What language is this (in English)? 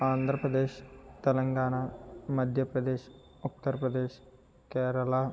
Telugu